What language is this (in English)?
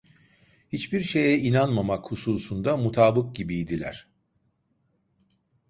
Turkish